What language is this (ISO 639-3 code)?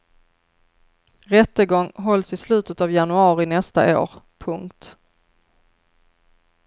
swe